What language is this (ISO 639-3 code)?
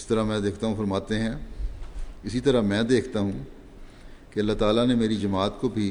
urd